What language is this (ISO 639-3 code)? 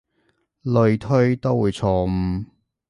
yue